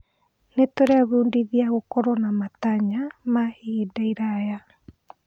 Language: Kikuyu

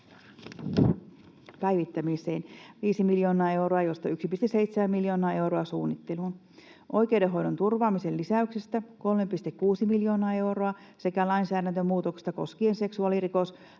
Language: Finnish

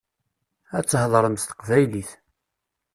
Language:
Kabyle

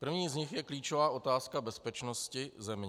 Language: Czech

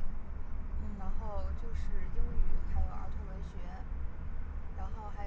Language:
Chinese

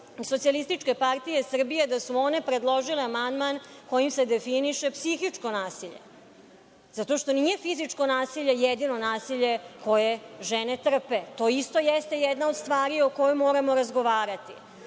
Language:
Serbian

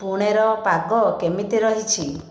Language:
Odia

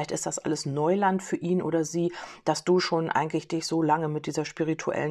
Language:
German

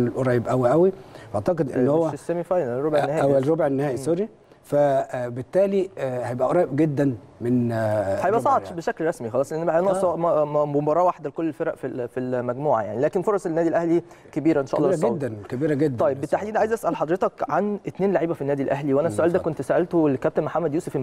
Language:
Arabic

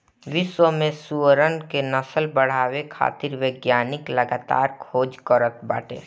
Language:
Bhojpuri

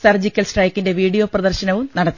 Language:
Malayalam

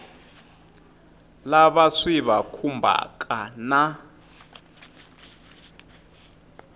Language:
Tsonga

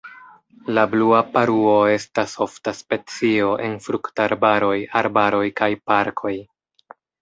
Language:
Esperanto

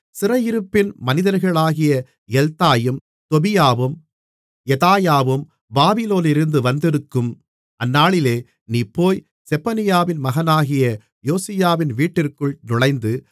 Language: Tamil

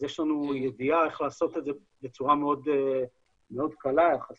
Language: Hebrew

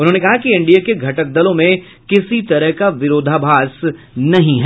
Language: Hindi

